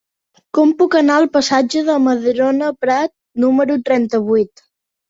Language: Catalan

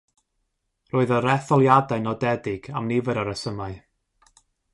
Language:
Welsh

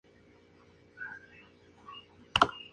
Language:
Spanish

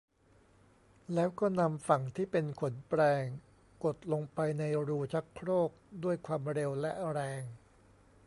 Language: Thai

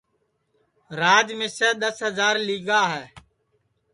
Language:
Sansi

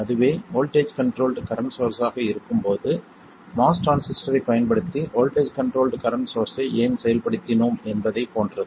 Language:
Tamil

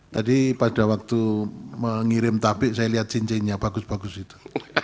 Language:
Indonesian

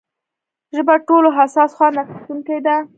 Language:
Pashto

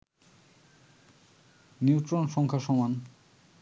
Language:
Bangla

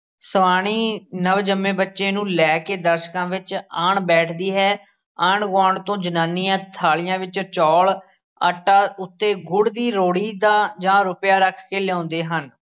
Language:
Punjabi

